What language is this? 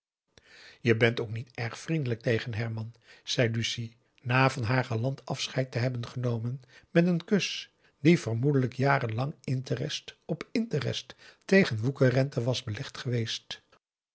Dutch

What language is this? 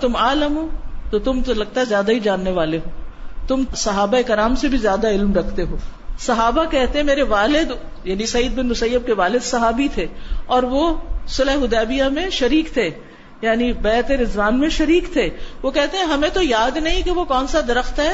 Urdu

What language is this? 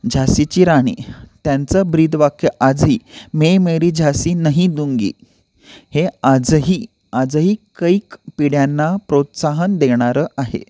Marathi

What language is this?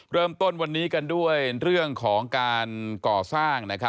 Thai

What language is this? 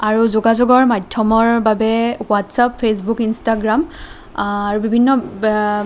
Assamese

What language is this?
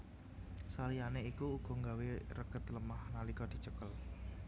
Javanese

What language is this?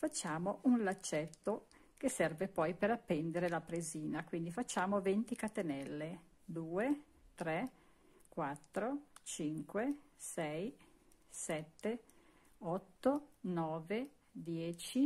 Italian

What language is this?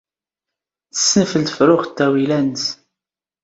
Standard Moroccan Tamazight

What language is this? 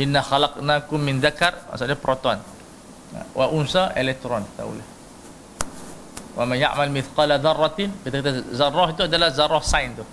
Malay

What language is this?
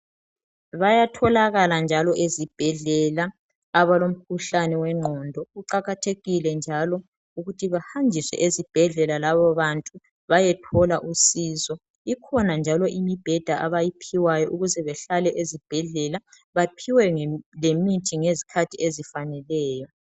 North Ndebele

